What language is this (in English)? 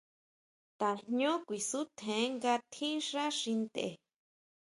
Huautla Mazatec